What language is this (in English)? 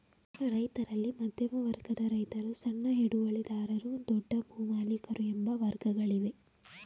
Kannada